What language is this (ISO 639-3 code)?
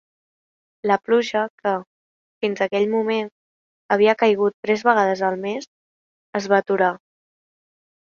cat